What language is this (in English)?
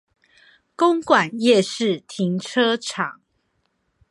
Chinese